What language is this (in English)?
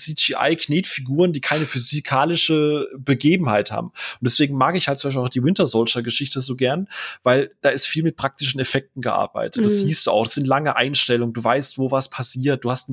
German